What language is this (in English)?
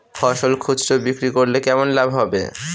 Bangla